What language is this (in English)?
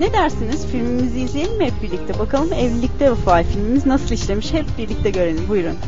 Turkish